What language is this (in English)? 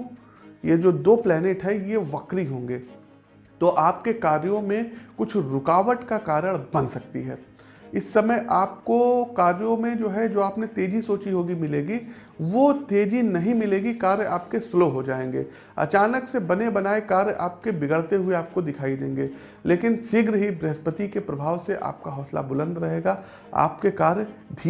Hindi